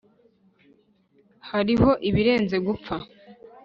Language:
Kinyarwanda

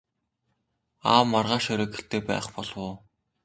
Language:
Mongolian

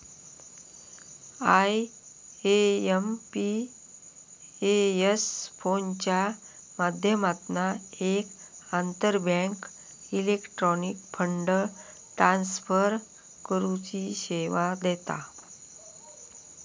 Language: Marathi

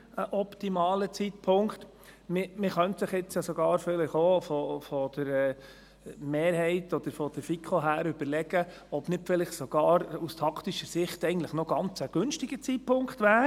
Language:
Swiss German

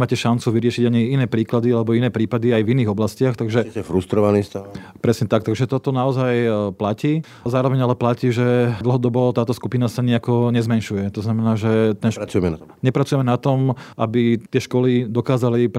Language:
Slovak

